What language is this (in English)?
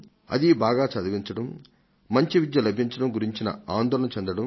Telugu